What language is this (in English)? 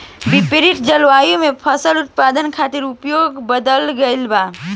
Bhojpuri